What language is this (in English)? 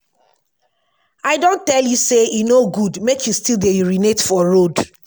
Nigerian Pidgin